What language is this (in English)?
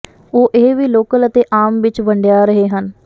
Punjabi